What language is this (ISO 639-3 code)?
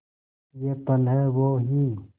hin